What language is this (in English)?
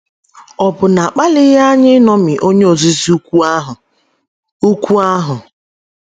Igbo